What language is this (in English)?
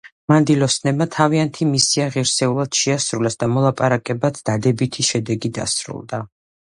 Georgian